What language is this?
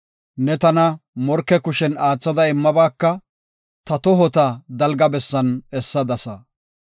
Gofa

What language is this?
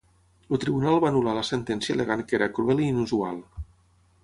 Catalan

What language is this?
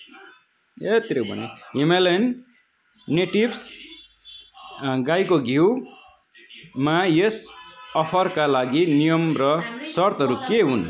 Nepali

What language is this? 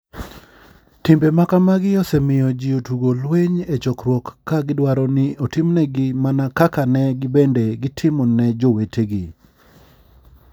Luo (Kenya and Tanzania)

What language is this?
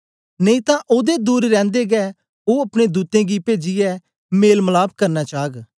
Dogri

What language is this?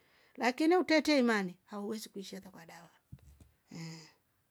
Rombo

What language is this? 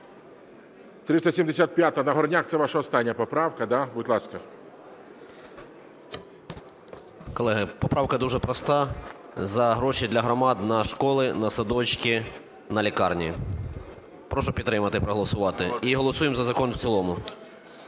Ukrainian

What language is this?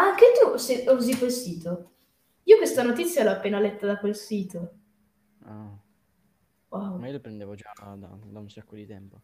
Italian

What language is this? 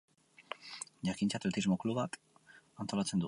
Basque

